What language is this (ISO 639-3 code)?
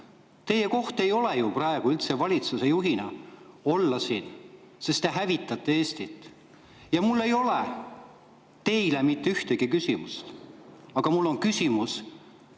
est